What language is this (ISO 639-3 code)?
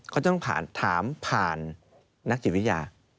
tha